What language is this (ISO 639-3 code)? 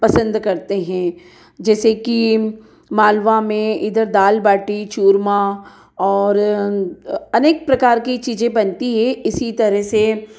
hin